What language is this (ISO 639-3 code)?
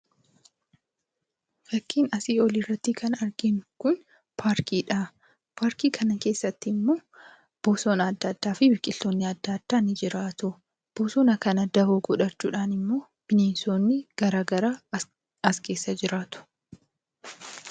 orm